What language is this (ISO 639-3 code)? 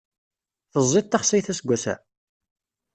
kab